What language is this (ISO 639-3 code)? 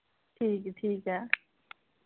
doi